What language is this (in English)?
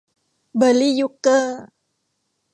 Thai